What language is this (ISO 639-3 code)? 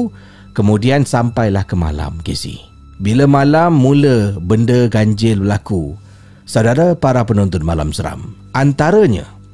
msa